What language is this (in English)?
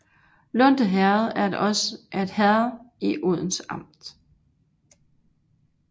Danish